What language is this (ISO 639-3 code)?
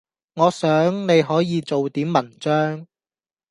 yue